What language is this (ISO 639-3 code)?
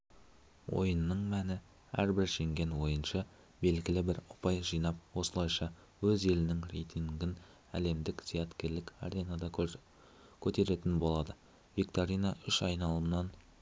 kaz